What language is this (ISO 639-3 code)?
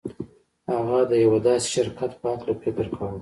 pus